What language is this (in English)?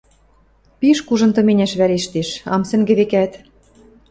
Western Mari